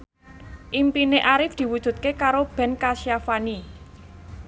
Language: Javanese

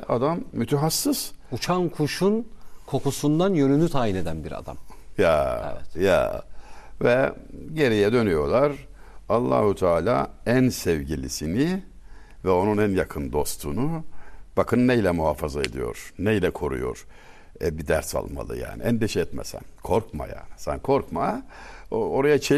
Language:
Turkish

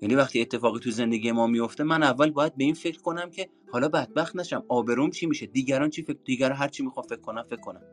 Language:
Persian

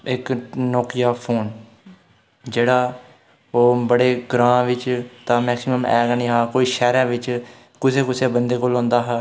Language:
Dogri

